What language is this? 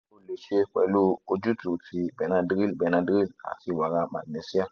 Yoruba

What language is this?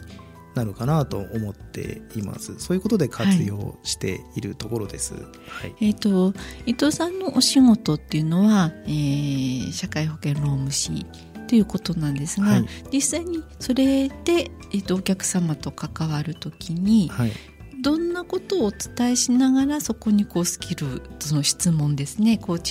Japanese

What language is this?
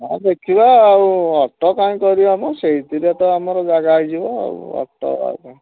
Odia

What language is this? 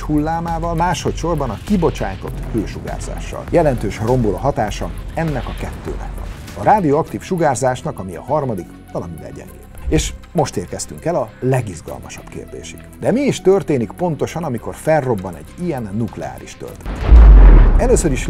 Hungarian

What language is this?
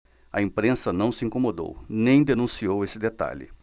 Portuguese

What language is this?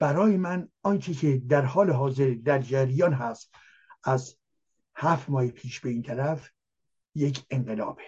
Persian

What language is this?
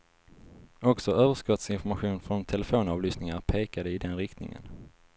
Swedish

